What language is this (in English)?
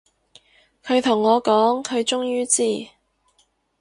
Cantonese